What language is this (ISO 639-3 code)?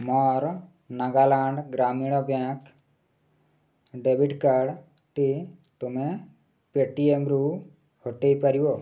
ori